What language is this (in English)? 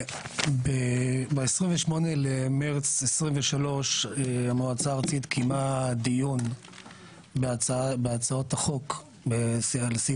Hebrew